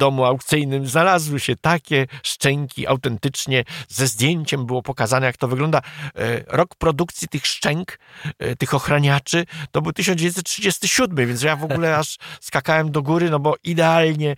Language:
Polish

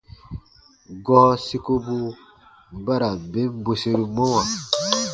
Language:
Baatonum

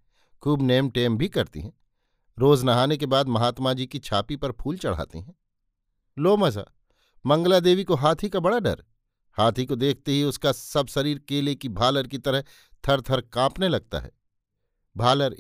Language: Hindi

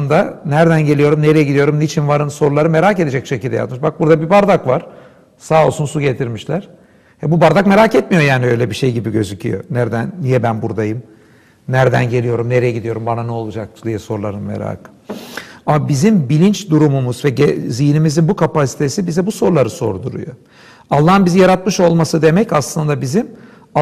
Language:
Turkish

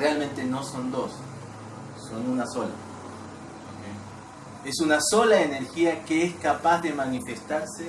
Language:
Spanish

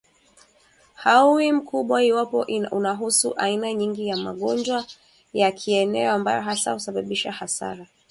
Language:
Swahili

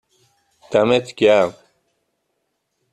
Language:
Persian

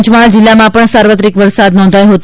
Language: Gujarati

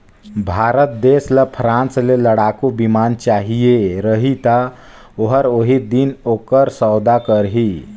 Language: Chhattisgarhi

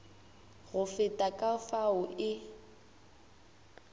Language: Northern Sotho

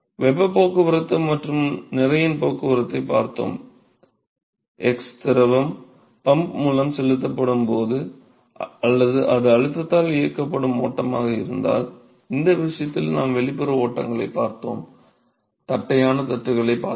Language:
Tamil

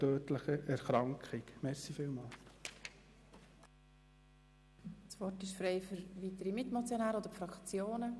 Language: Swiss German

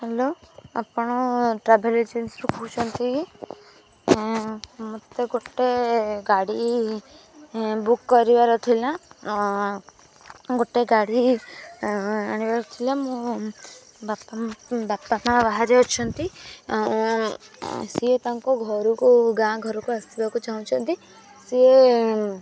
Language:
Odia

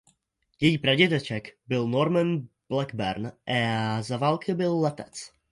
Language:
Czech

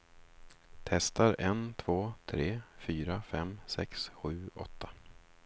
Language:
Swedish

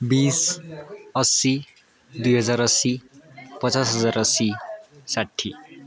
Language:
Nepali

